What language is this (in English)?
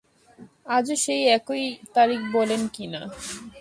Bangla